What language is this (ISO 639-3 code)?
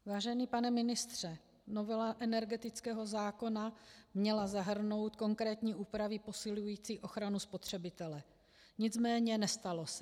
ces